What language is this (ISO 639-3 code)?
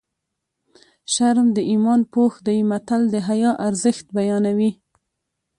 pus